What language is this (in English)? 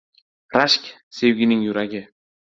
Uzbek